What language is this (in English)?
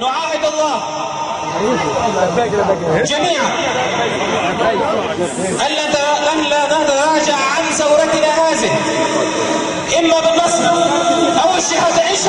Arabic